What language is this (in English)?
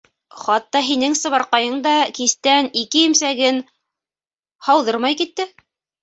Bashkir